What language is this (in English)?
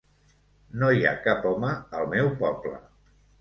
Catalan